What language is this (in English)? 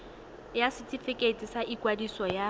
Tswana